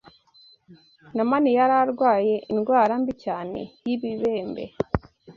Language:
Kinyarwanda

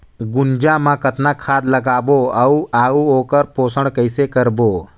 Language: Chhattisgarhi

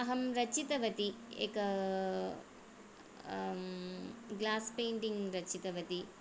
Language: Sanskrit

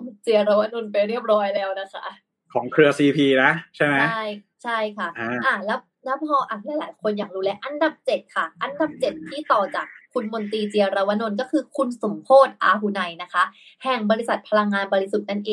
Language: Thai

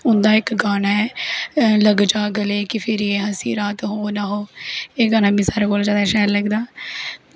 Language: Dogri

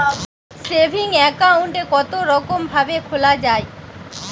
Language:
Bangla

